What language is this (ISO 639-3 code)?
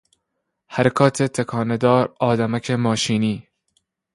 fas